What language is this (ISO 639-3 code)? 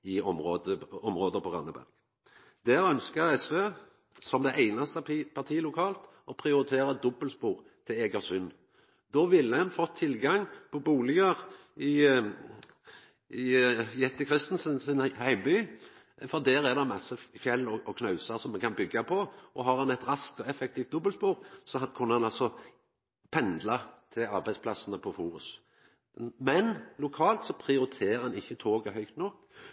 nno